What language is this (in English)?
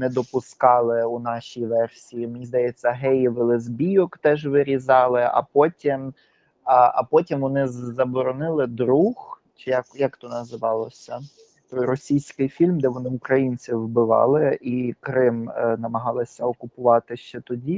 Ukrainian